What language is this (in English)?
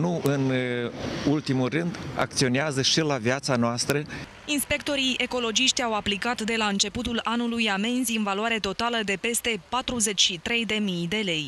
Romanian